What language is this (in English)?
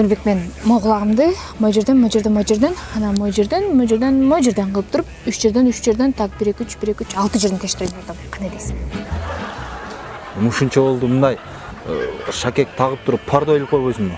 Turkish